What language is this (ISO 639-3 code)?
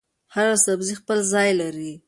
pus